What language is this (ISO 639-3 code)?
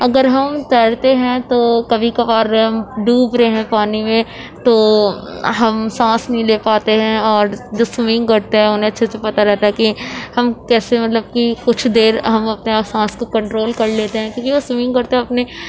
urd